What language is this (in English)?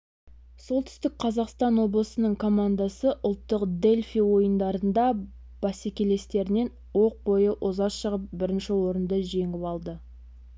Kazakh